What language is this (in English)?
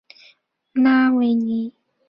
Chinese